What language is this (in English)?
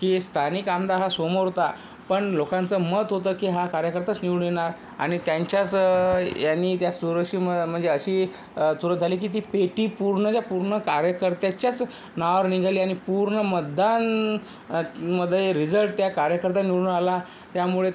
Marathi